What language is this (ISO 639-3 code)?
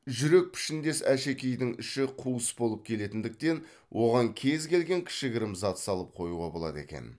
kaz